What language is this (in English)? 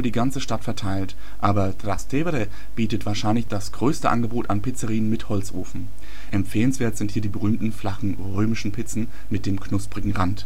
German